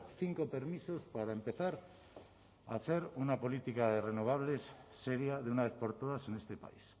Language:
Spanish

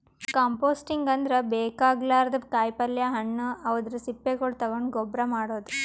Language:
Kannada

